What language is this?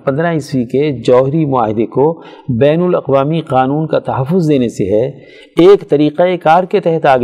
Urdu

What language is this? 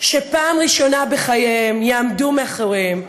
Hebrew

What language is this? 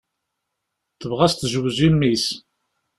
Kabyle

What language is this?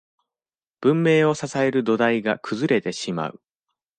Japanese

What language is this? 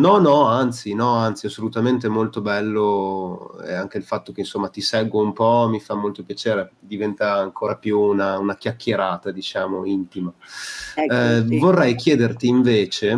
Italian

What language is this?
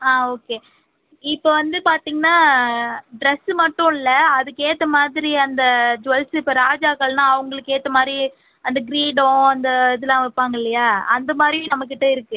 Tamil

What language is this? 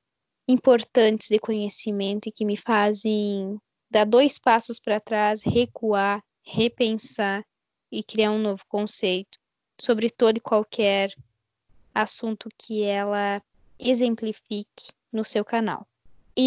Portuguese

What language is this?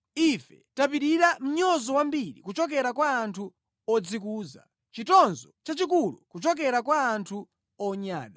Nyanja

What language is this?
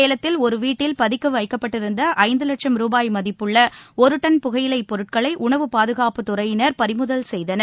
Tamil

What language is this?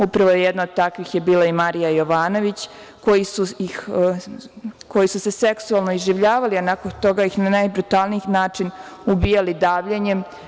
Serbian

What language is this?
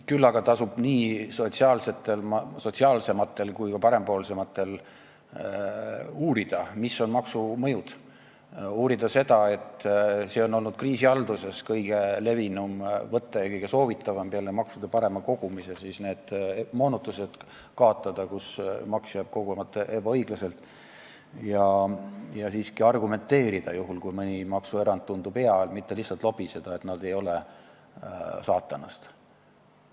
Estonian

